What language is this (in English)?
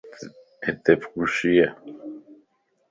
Lasi